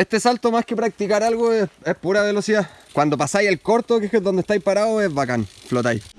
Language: Spanish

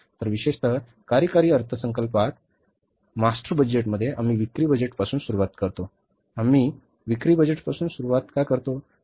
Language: Marathi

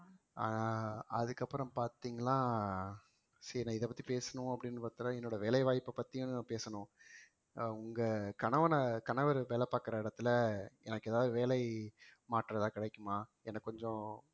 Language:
Tamil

